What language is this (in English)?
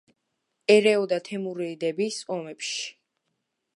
Georgian